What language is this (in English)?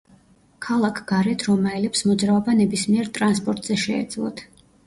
Georgian